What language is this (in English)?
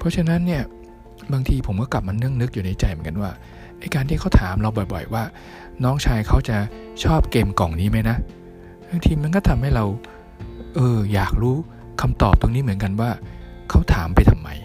Thai